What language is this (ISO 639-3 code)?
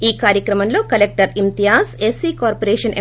tel